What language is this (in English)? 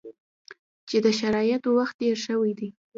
Pashto